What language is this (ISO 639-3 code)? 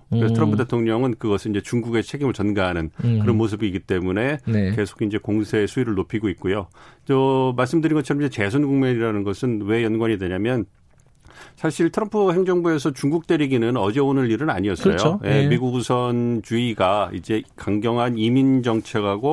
kor